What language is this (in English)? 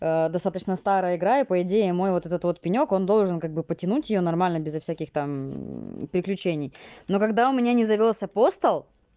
Russian